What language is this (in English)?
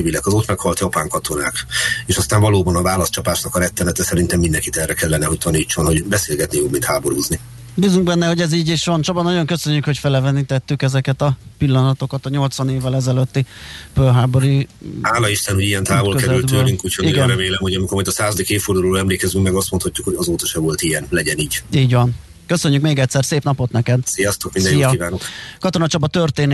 Hungarian